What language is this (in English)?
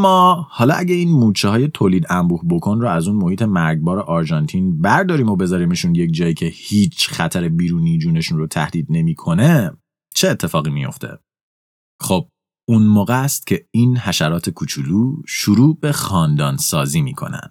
Persian